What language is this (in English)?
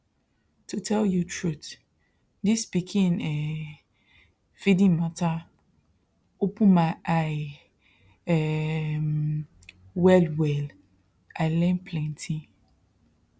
Nigerian Pidgin